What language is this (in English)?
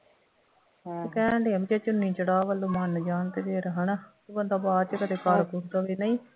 Punjabi